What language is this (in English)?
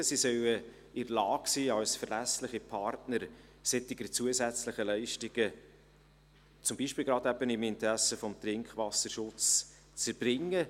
Swiss German